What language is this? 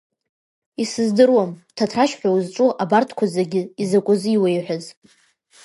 Abkhazian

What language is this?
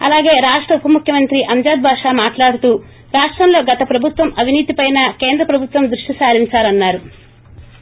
Telugu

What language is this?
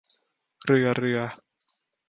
Thai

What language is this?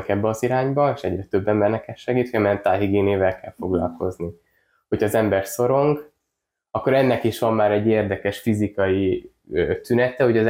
Hungarian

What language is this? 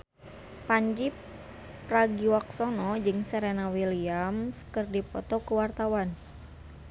Sundanese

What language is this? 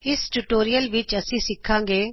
Punjabi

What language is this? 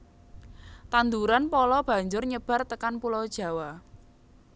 Javanese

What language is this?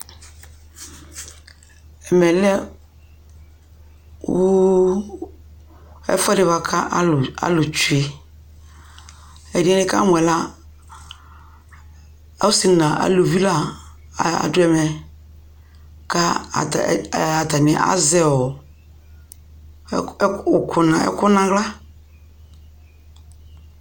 Ikposo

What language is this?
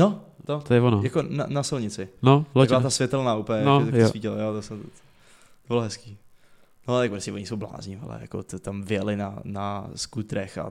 Czech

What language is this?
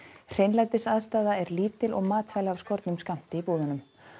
Icelandic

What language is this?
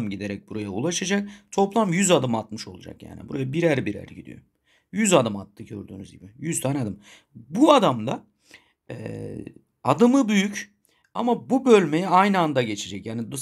Turkish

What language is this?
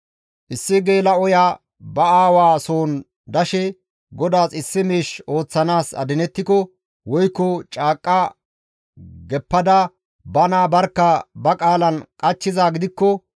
Gamo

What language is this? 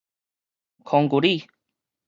Min Nan Chinese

